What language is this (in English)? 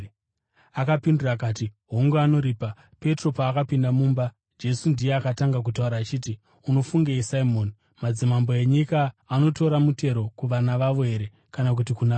Shona